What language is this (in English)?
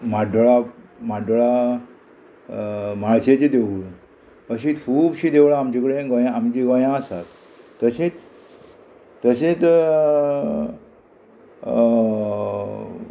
Konkani